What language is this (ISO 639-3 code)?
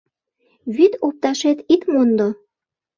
chm